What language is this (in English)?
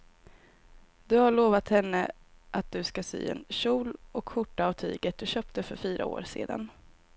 Swedish